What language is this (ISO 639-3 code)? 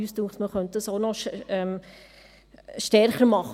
gsw